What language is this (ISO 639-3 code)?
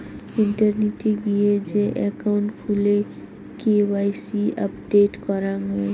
ben